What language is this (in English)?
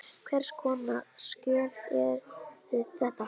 Icelandic